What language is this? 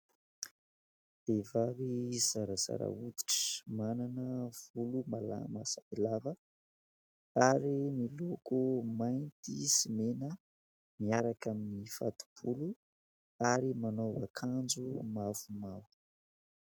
Malagasy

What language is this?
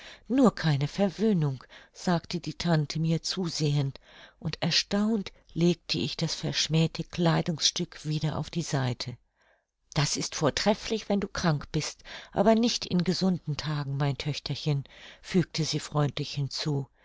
German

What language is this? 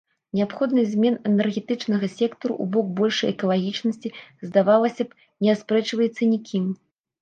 Belarusian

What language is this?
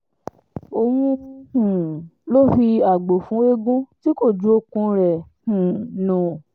Yoruba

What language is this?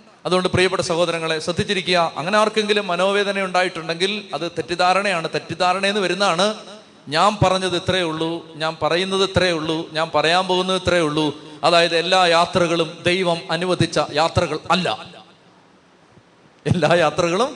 Malayalam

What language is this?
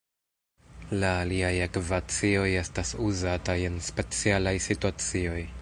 Esperanto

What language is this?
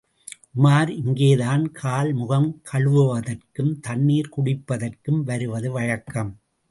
Tamil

